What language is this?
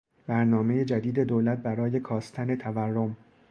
Persian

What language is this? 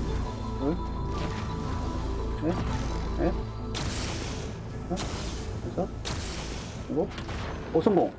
Korean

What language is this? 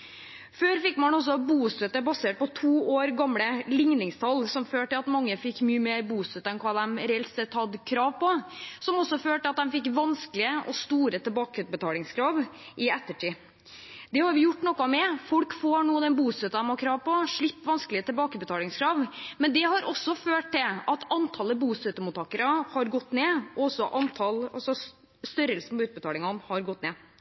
Norwegian Bokmål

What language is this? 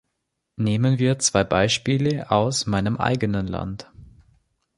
German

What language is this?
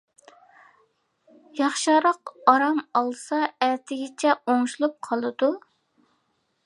Uyghur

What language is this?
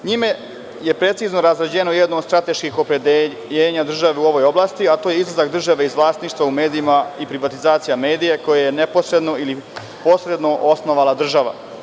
Serbian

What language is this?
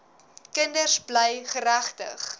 Afrikaans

